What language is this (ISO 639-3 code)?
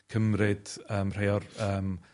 cym